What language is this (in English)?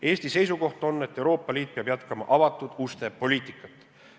Estonian